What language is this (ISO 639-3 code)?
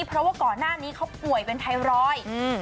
tha